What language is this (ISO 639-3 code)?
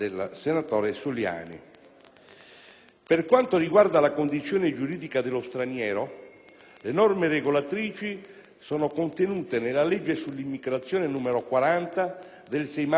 ita